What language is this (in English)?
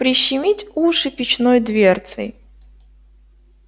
Russian